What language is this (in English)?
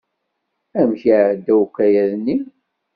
Kabyle